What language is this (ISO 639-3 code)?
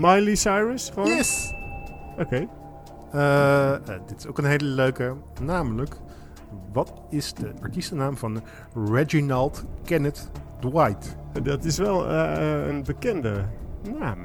nld